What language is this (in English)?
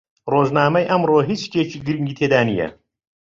Central Kurdish